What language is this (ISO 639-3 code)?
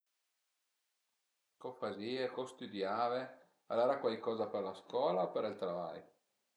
pms